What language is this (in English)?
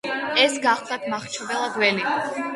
Georgian